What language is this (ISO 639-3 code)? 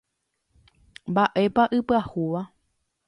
grn